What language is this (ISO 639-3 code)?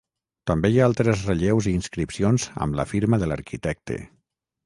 cat